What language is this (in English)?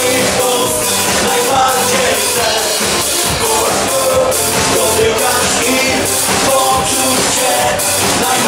Ukrainian